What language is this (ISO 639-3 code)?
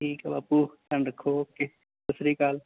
pan